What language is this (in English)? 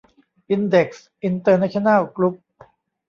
Thai